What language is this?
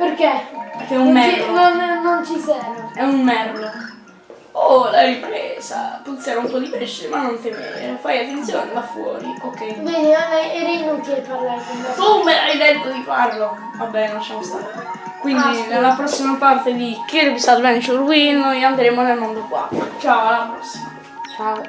Italian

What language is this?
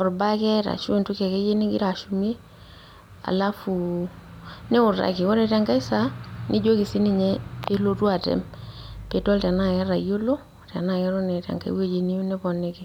Masai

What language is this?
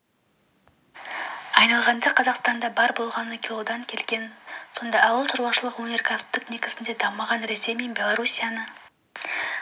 Kazakh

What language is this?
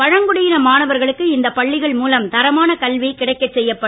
Tamil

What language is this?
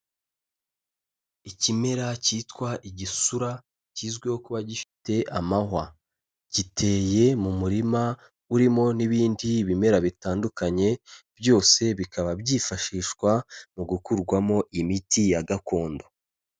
Kinyarwanda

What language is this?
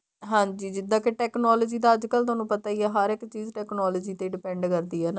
Punjabi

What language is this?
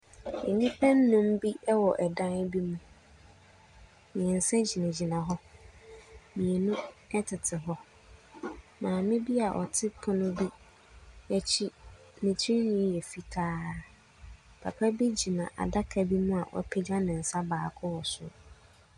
Akan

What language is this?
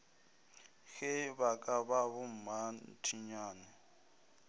Northern Sotho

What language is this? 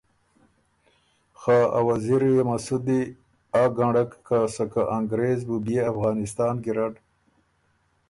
Ormuri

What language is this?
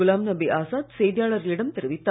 Tamil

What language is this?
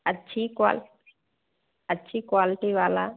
Hindi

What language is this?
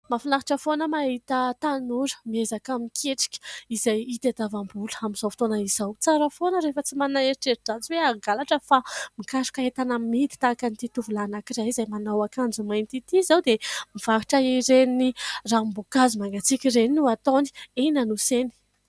Malagasy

